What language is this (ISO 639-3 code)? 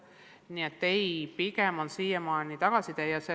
est